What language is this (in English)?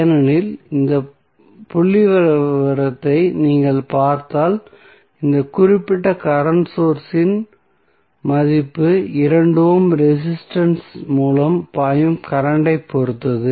Tamil